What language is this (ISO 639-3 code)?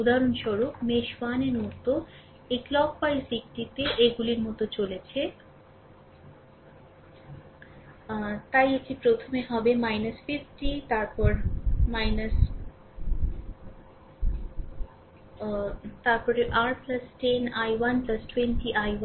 ben